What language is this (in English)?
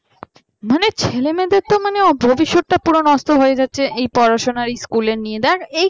Bangla